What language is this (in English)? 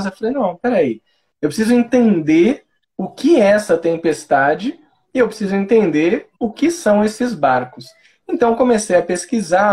Portuguese